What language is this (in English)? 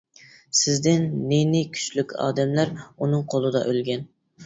Uyghur